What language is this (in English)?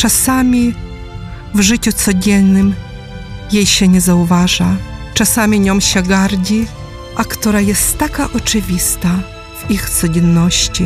Polish